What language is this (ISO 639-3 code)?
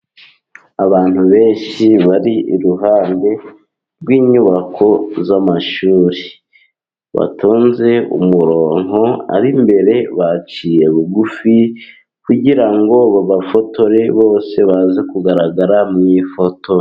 kin